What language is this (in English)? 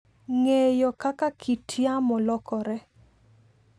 Luo (Kenya and Tanzania)